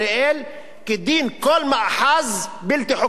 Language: Hebrew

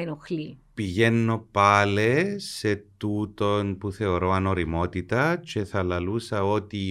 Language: Greek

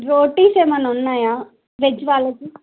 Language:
Telugu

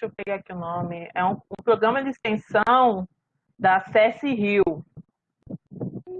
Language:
Portuguese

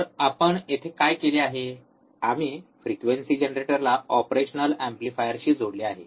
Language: Marathi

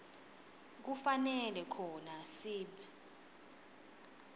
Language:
Swati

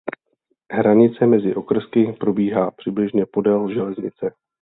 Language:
Czech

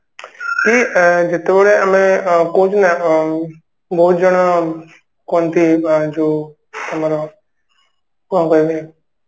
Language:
Odia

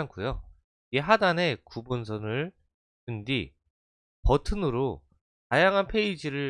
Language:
Korean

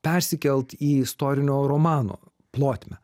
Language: Lithuanian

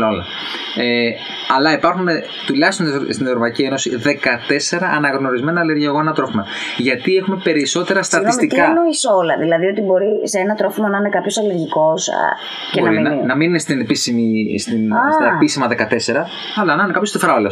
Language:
Greek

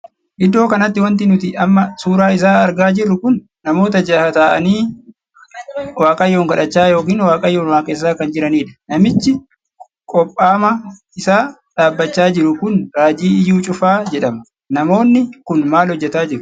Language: Oromo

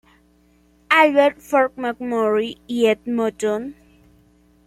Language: Spanish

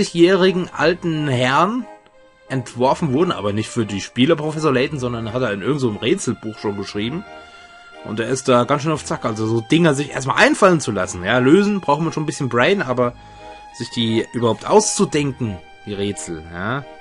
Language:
German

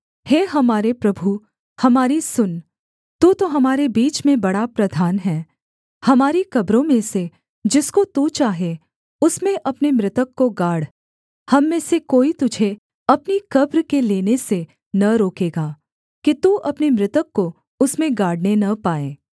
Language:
Hindi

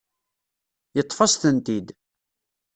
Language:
Kabyle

